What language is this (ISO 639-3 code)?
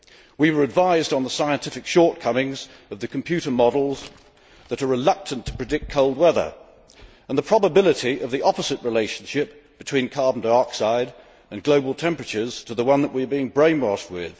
eng